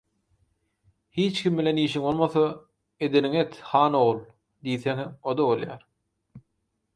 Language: Turkmen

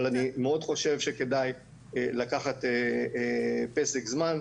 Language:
Hebrew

